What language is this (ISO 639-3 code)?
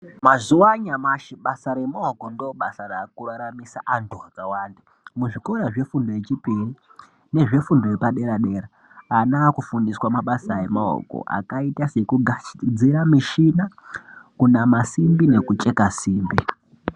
ndc